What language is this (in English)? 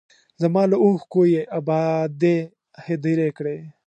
Pashto